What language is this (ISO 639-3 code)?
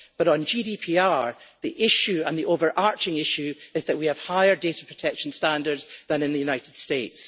eng